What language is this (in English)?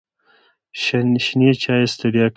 Pashto